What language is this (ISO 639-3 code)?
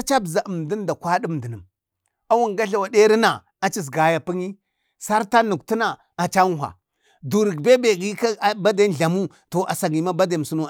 bde